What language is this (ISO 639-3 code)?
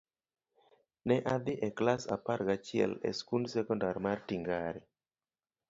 luo